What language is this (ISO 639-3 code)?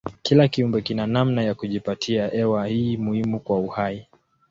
swa